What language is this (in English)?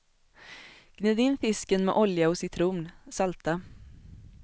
Swedish